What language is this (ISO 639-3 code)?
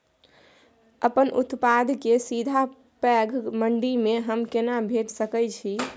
mai